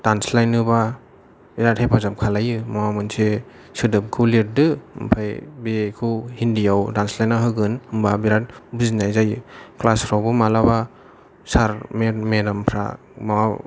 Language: Bodo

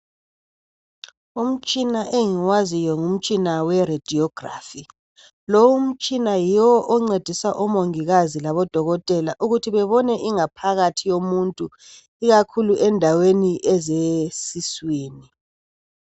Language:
North Ndebele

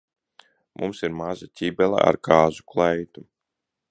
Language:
Latvian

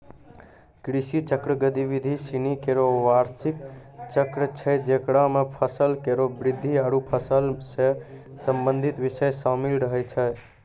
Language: Maithili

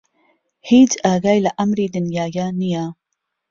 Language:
Central Kurdish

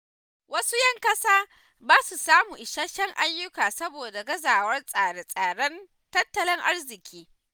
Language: Hausa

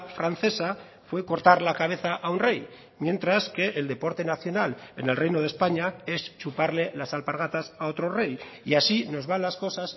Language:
Spanish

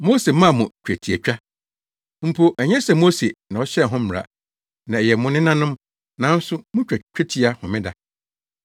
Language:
Akan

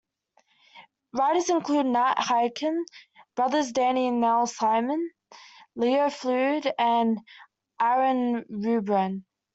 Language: English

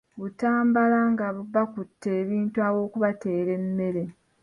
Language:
Ganda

